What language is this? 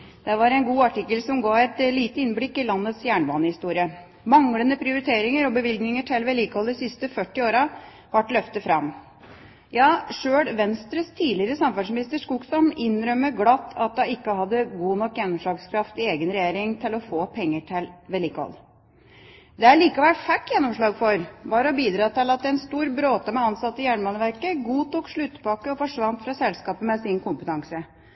Norwegian Bokmål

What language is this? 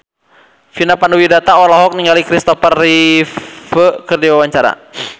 Sundanese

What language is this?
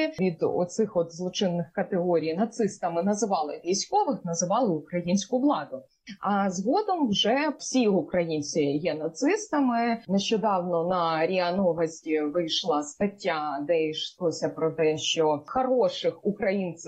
Ukrainian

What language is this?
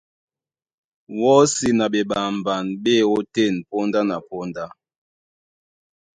Duala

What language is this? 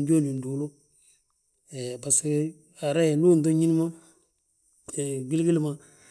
Balanta-Ganja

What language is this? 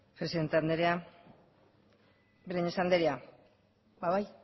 Basque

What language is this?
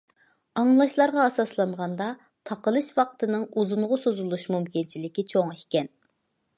Uyghur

